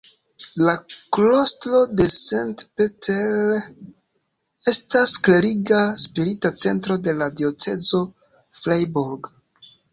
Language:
Esperanto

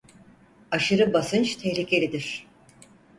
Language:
Turkish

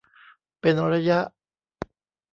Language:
Thai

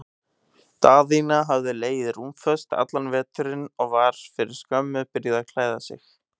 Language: Icelandic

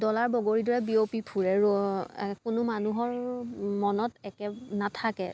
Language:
Assamese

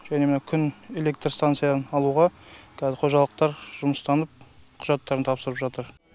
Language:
Kazakh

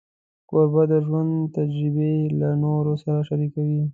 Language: Pashto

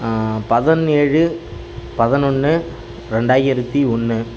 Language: Tamil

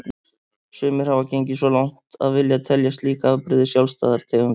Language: Icelandic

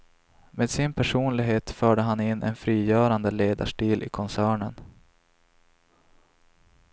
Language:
Swedish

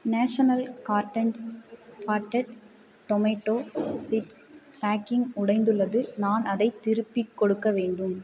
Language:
Tamil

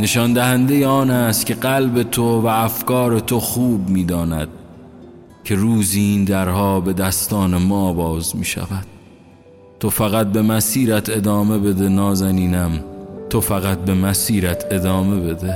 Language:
Persian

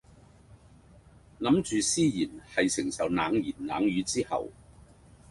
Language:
Cantonese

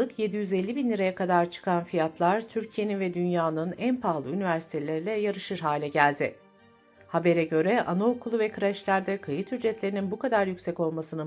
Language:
Turkish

